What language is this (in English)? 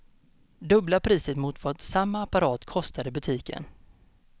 Swedish